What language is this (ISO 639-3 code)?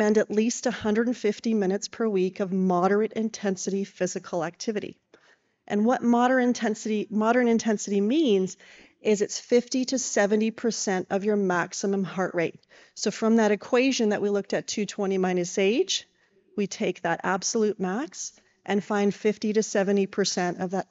eng